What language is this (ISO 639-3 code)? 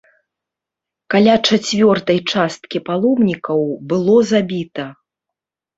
bel